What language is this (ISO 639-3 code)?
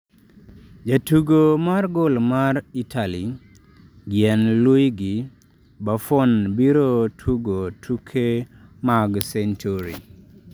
luo